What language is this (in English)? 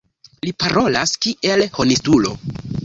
Esperanto